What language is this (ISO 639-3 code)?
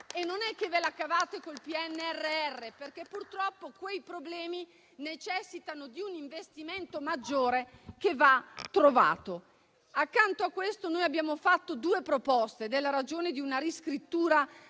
ita